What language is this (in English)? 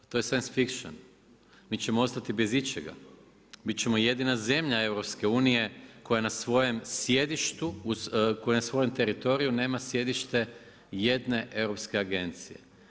Croatian